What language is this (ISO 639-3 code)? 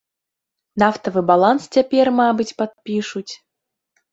bel